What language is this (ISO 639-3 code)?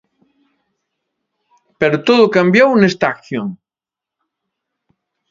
glg